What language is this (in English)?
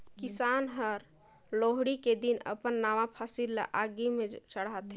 Chhattisgarhi